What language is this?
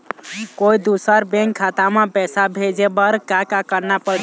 Chhattisgarhi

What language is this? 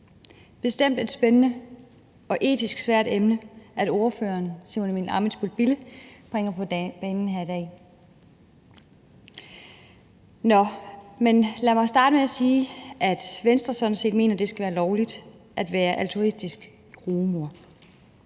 Danish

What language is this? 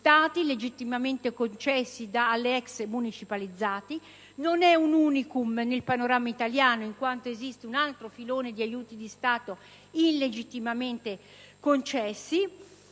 Italian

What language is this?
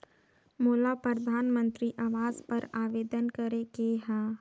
Chhattisgarhi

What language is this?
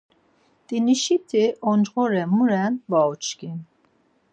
Laz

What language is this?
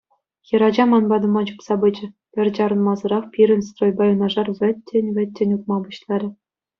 Chuvash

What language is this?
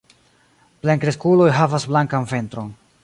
Esperanto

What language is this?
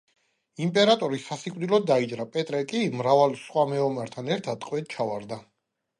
Georgian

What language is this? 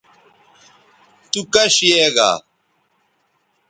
Bateri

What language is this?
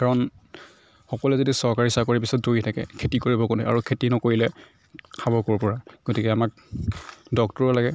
Assamese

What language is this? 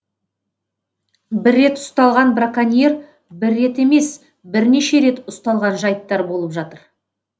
Kazakh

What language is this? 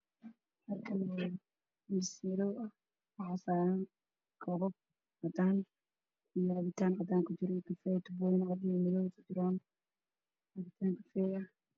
Somali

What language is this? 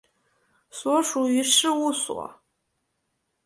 Chinese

